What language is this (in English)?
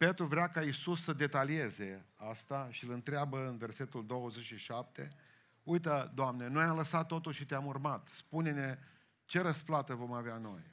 Romanian